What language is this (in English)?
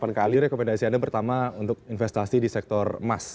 Indonesian